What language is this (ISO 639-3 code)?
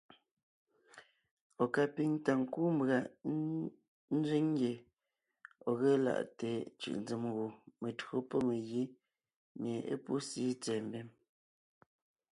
nnh